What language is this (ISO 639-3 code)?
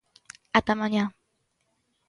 glg